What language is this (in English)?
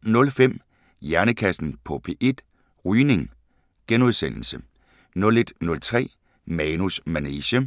Danish